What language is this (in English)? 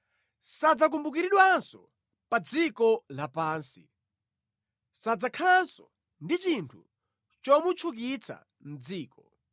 Nyanja